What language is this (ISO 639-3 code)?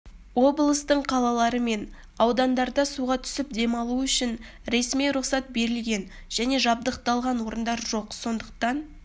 kaz